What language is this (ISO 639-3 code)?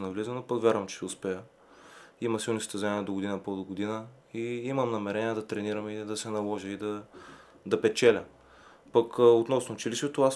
bul